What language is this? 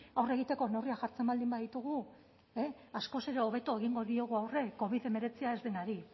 Basque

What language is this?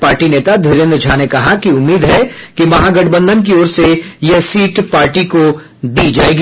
Hindi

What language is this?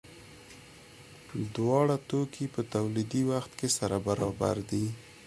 Pashto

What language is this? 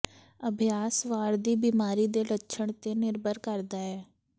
Punjabi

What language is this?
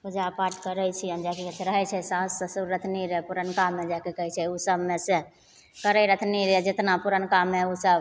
Maithili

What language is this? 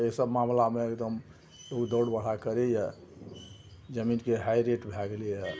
Maithili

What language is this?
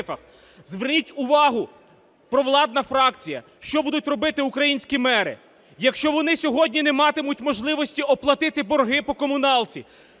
Ukrainian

